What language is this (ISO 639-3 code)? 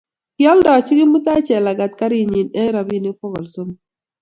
kln